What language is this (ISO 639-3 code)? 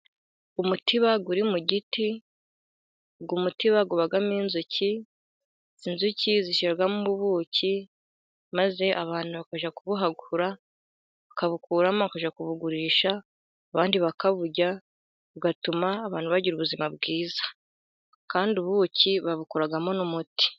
kin